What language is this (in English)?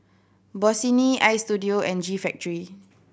English